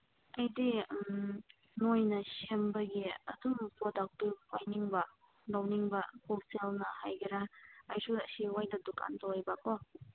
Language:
Manipuri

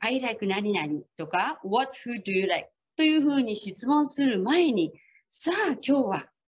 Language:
Japanese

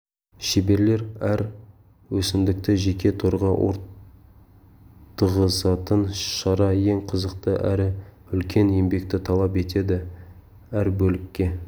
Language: Kazakh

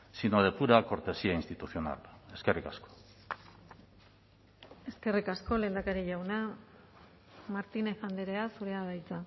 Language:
Basque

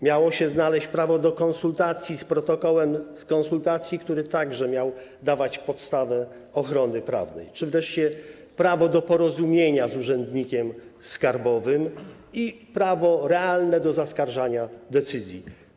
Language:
Polish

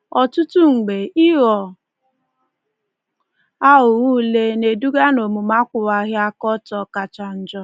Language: Igbo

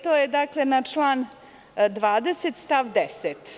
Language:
Serbian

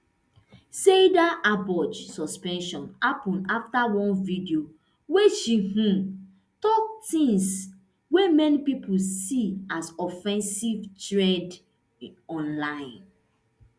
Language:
Nigerian Pidgin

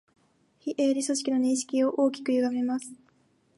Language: Japanese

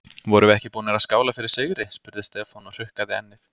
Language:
Icelandic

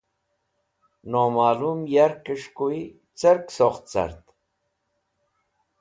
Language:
Wakhi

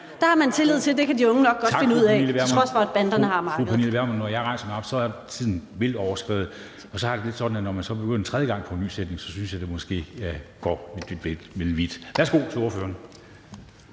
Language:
Danish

